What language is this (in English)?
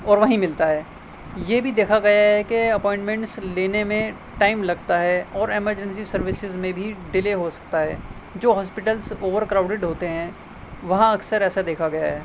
Urdu